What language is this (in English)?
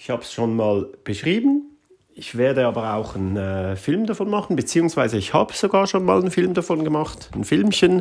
German